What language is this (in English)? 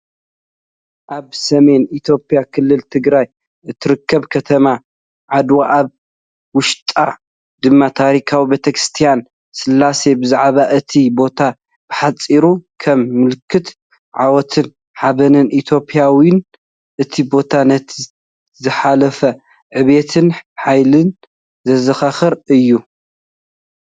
Tigrinya